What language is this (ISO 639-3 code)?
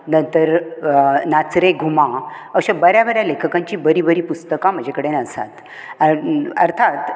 kok